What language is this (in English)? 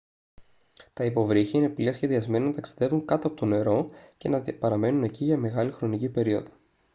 Greek